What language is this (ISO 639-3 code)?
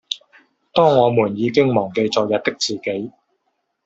yue